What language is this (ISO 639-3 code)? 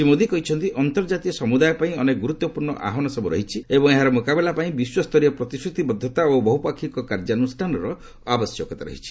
ori